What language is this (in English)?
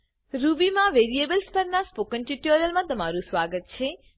Gujarati